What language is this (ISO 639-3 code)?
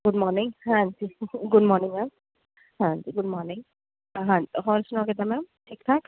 pan